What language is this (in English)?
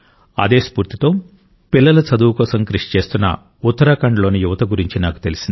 Telugu